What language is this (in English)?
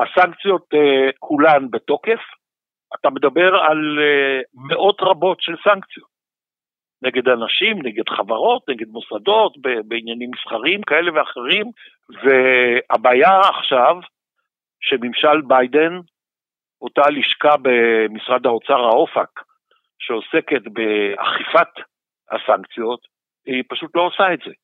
Hebrew